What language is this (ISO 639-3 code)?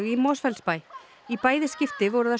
isl